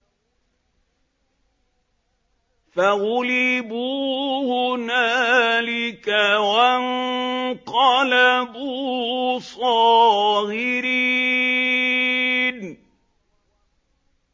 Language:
Arabic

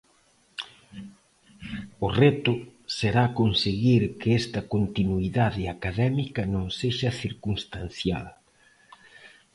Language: Galician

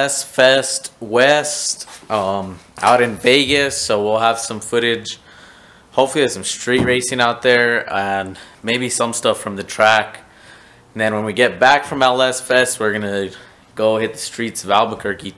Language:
English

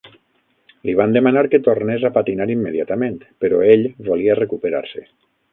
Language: Catalan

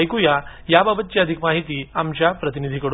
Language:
Marathi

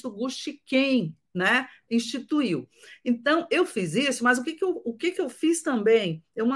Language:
Portuguese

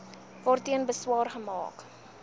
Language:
Afrikaans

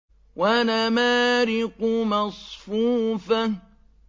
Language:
Arabic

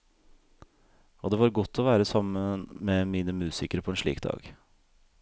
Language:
Norwegian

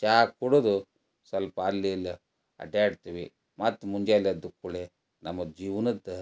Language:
Kannada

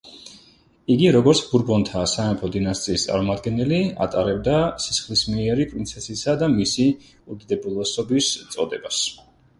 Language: Georgian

